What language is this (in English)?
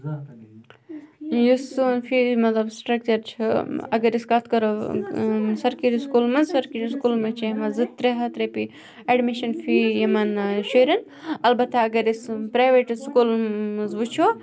Kashmiri